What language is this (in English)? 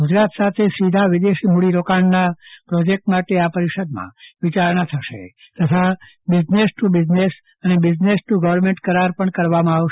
Gujarati